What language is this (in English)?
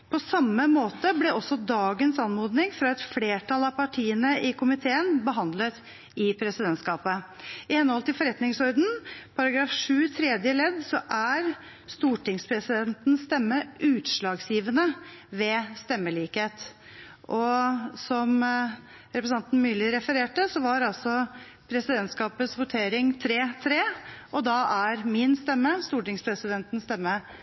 Norwegian Bokmål